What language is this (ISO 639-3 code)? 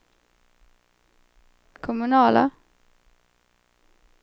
swe